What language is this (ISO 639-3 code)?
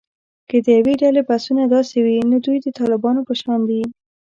pus